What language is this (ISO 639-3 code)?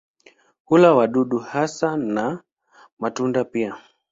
swa